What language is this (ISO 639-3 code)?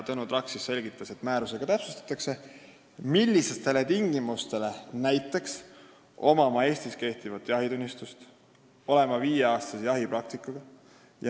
est